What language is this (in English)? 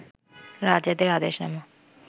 Bangla